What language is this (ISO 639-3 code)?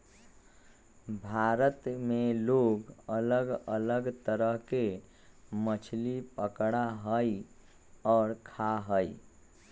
mag